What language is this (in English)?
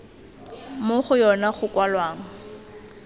Tswana